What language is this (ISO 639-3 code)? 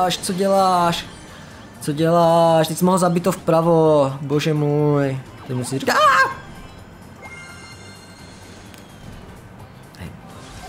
ces